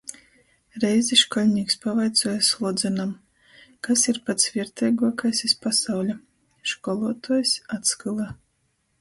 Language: Latgalian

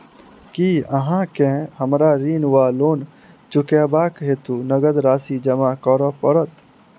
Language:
Maithili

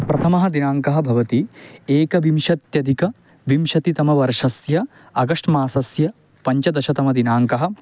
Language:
Sanskrit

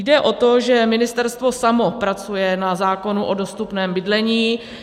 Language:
Czech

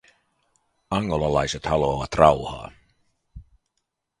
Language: Finnish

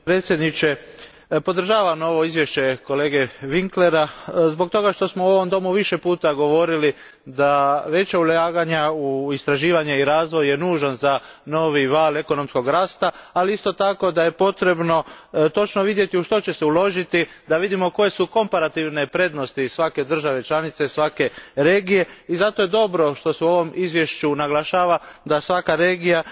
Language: Croatian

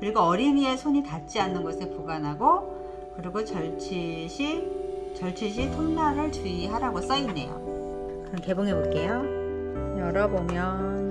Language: Korean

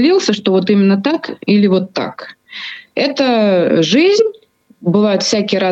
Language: Russian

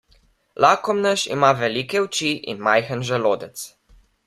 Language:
Slovenian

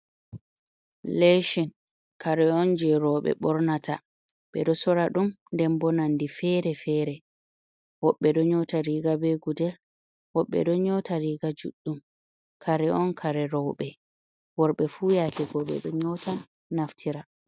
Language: Fula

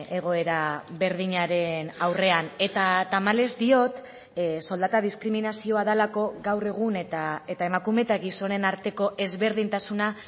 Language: Basque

